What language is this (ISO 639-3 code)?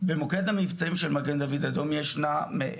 heb